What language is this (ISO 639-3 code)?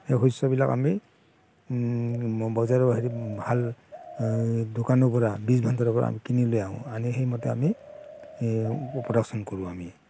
asm